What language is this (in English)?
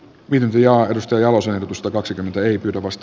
Finnish